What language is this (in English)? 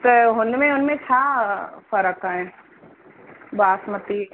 Sindhi